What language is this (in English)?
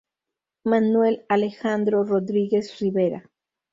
Spanish